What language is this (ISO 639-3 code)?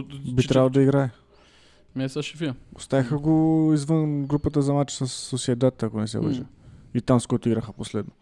bul